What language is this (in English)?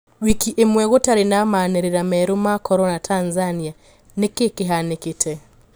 Kikuyu